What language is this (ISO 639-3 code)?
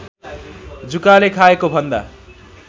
nep